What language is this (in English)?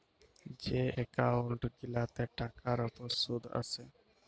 Bangla